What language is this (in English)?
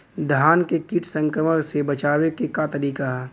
Bhojpuri